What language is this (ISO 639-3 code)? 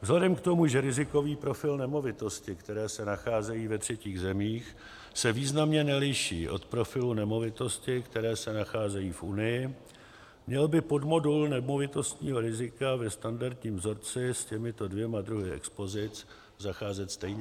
ces